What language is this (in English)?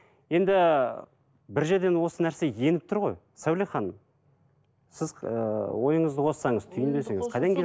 Kazakh